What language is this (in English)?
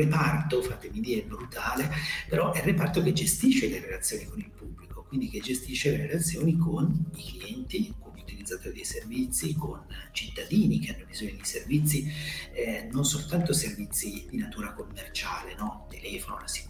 Italian